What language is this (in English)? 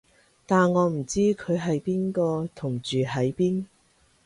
Cantonese